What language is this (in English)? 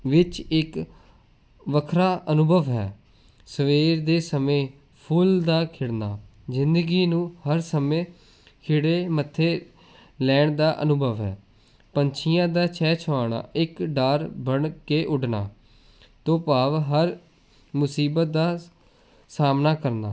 Punjabi